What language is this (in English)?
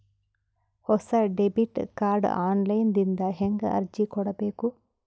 Kannada